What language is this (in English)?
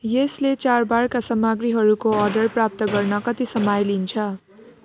Nepali